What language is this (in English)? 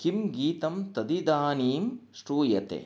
Sanskrit